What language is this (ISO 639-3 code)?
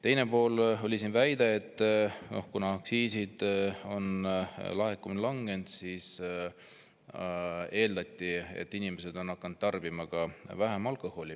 est